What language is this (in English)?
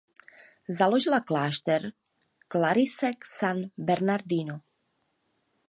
Czech